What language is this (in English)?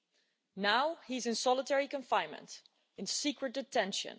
English